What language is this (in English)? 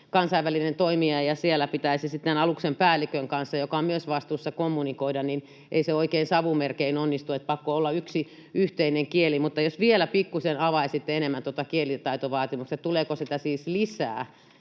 Finnish